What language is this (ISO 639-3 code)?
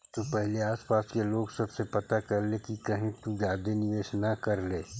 mag